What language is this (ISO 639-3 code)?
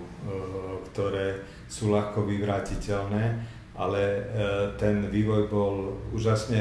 slk